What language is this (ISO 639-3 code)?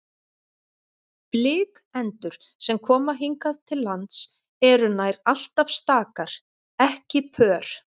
isl